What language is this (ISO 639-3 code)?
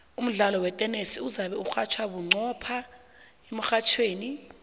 nbl